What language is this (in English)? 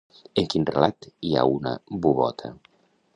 Catalan